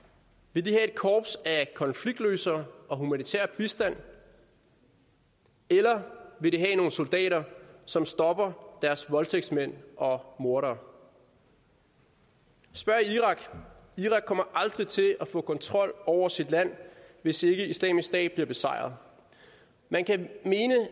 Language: Danish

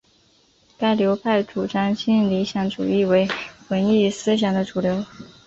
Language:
Chinese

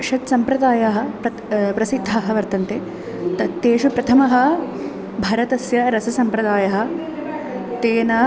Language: Sanskrit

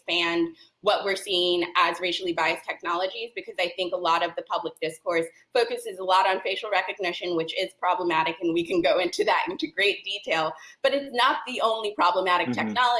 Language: English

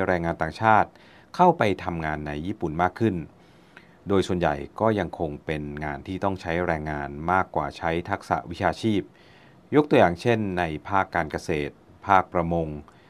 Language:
Thai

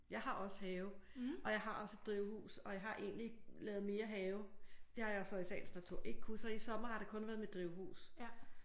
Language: Danish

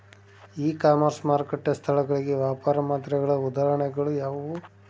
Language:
Kannada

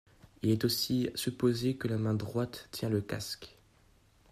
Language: French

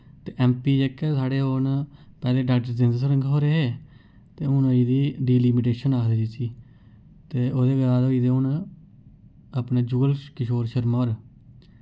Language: Dogri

